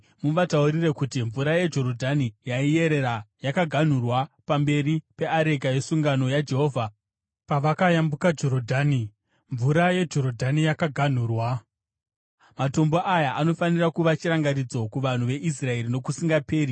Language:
Shona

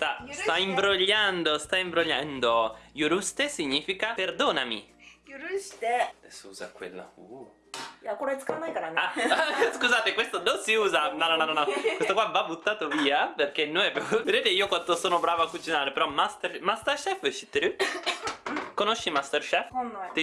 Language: Italian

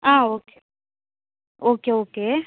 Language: Tamil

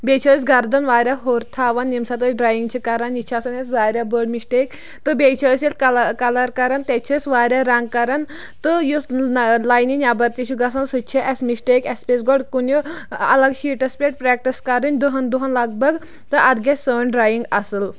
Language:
Kashmiri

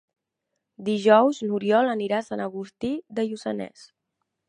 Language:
Catalan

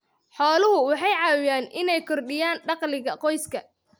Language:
Somali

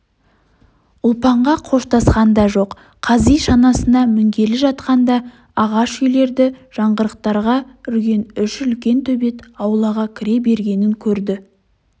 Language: Kazakh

